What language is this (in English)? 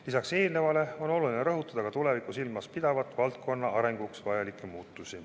Estonian